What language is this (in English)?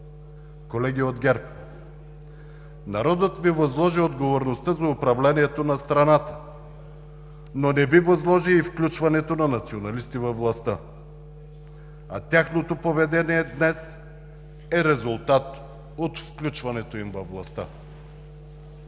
Bulgarian